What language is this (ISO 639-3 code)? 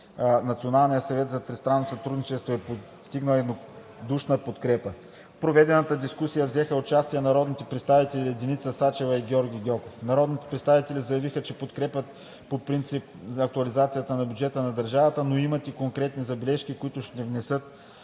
bul